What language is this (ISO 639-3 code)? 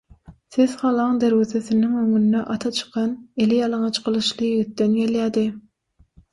tuk